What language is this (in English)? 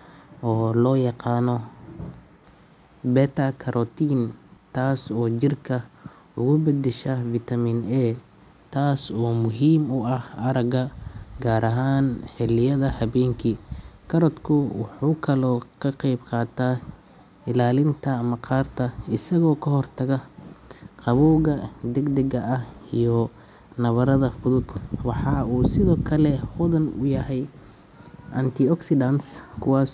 Somali